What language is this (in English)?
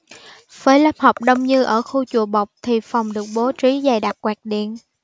Vietnamese